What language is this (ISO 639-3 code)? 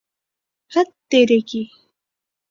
urd